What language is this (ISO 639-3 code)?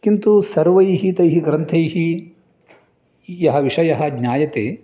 san